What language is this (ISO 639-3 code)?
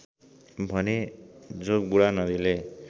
nep